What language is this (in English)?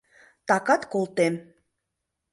Mari